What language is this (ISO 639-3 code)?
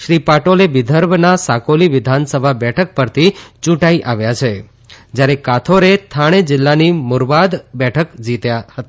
guj